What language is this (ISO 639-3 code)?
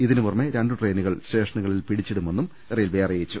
mal